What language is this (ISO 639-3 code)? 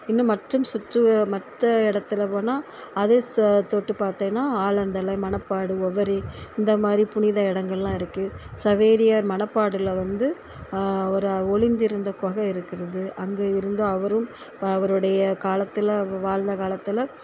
tam